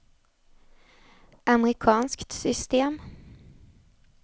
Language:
Swedish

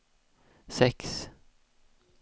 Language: Swedish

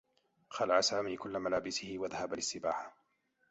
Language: Arabic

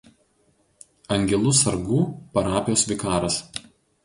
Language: Lithuanian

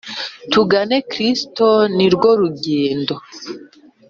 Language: Kinyarwanda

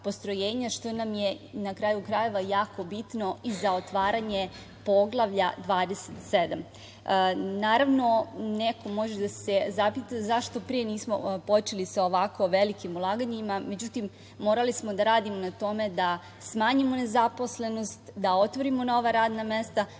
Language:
Serbian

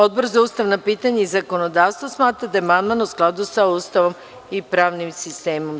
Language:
Serbian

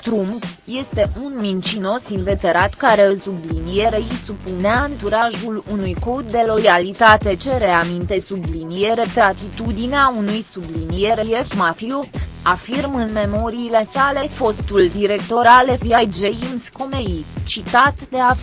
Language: Romanian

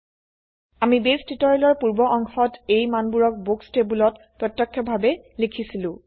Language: Assamese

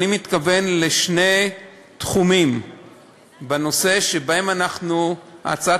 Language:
Hebrew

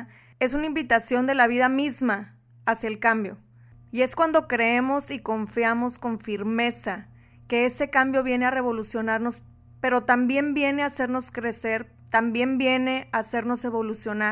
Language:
Spanish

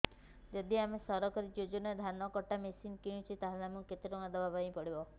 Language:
Odia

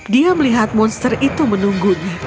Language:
Indonesian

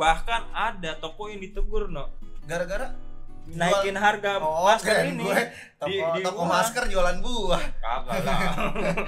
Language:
Indonesian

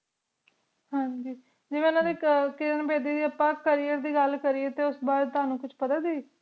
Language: Punjabi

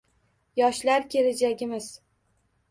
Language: Uzbek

